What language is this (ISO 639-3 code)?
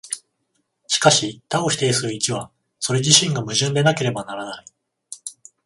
jpn